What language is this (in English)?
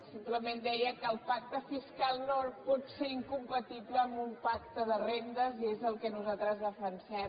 Catalan